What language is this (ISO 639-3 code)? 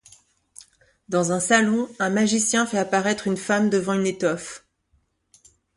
fra